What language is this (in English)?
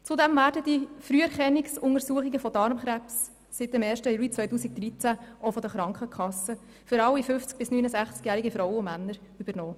Swiss German